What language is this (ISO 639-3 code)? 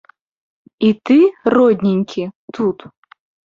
bel